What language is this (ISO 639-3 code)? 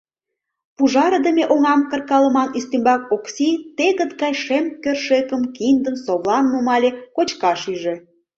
chm